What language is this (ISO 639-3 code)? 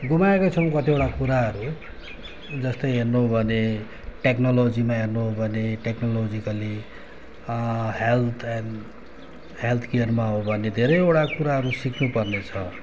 nep